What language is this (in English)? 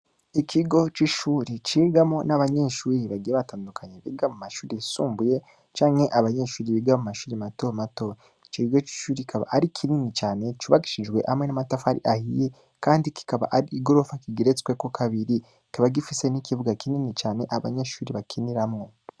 Rundi